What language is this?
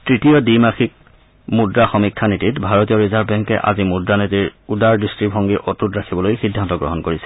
Assamese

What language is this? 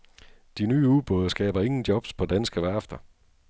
Danish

